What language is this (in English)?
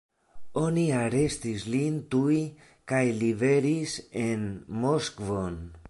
Esperanto